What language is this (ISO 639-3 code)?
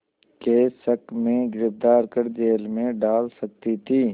hin